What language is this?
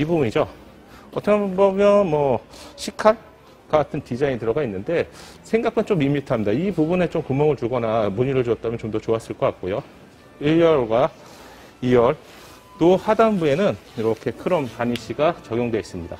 Korean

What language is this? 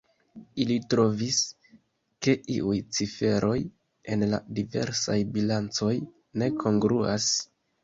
Esperanto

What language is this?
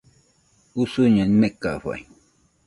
Nüpode Huitoto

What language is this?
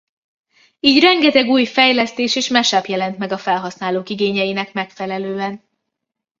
Hungarian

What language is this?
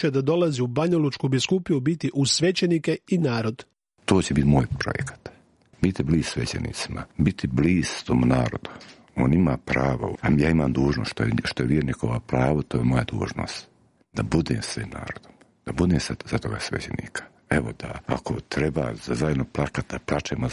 Croatian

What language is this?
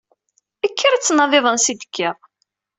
Kabyle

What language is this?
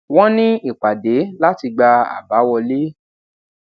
Yoruba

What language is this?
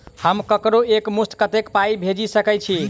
Maithili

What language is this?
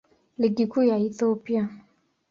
Swahili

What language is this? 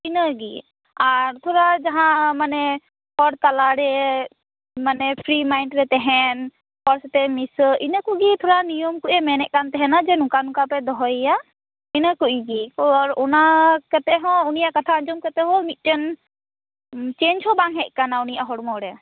Santali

